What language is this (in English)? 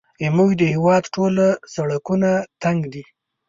Pashto